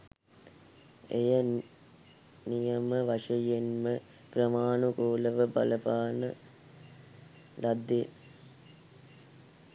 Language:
Sinhala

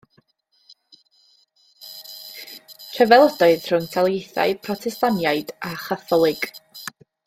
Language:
Welsh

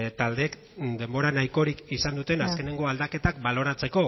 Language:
Basque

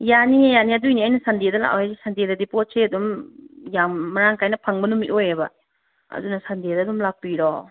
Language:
Manipuri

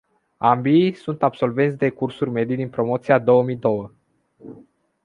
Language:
Romanian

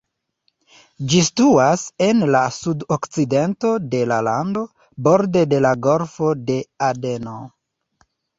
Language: Esperanto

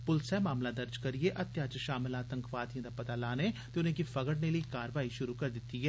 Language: Dogri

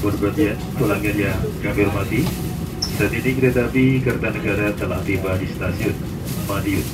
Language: Indonesian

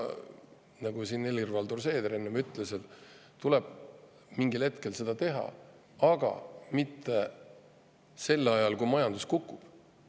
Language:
Estonian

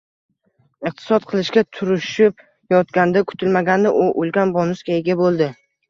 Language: Uzbek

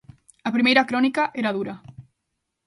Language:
Galician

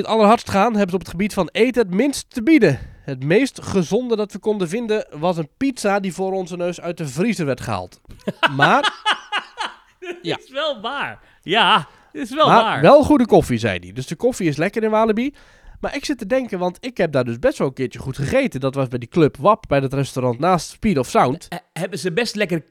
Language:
Dutch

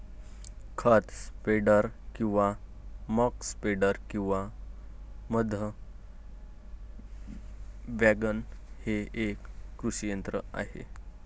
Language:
Marathi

